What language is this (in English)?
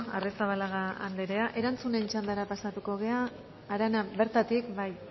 Basque